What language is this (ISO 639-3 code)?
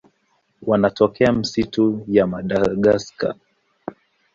swa